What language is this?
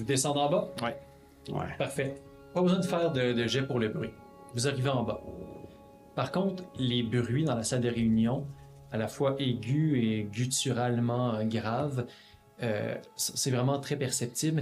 French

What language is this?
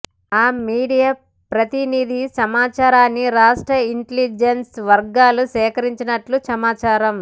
Telugu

